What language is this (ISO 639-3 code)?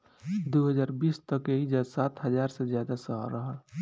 bho